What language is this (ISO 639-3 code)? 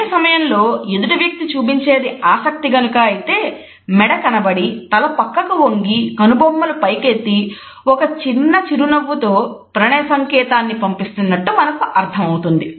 tel